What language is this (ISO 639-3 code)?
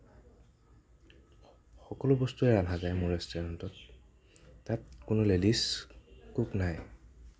asm